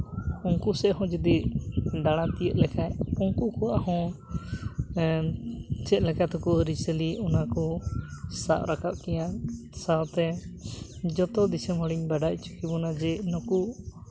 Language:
Santali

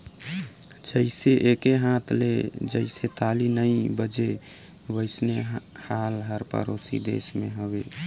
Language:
Chhattisgarhi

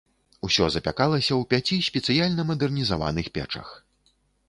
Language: Belarusian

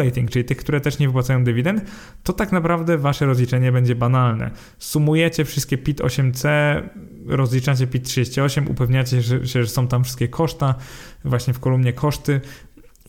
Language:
Polish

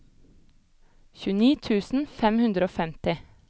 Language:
Norwegian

